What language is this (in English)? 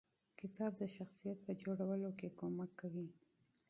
Pashto